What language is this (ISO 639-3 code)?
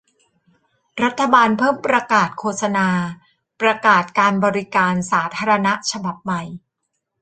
tha